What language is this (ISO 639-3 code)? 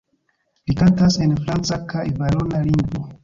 epo